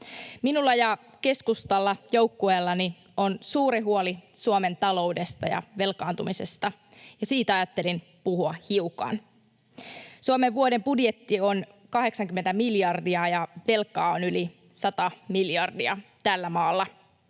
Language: Finnish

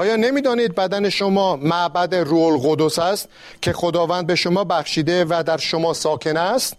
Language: Persian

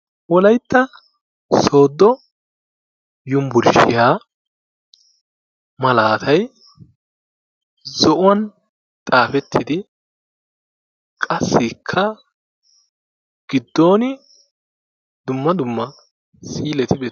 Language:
Wolaytta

